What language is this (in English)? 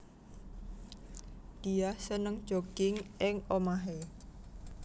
Javanese